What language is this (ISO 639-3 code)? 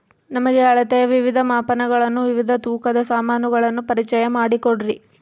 kan